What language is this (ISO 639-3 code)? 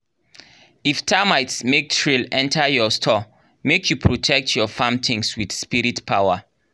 pcm